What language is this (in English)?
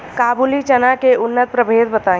Bhojpuri